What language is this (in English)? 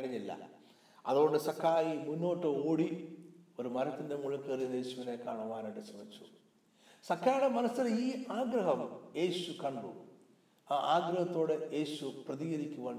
Malayalam